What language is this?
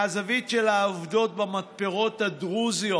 Hebrew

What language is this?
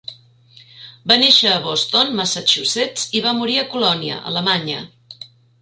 Catalan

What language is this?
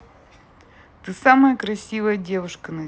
Russian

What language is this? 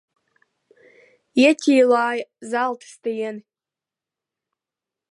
Latvian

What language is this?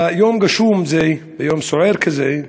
Hebrew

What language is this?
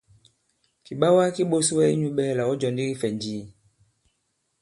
Bankon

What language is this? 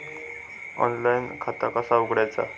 Marathi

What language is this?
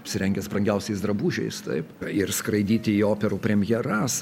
Lithuanian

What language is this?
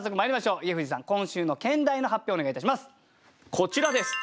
Japanese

